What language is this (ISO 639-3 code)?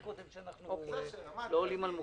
heb